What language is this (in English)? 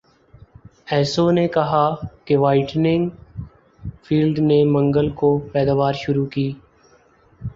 Urdu